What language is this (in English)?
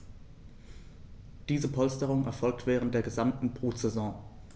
German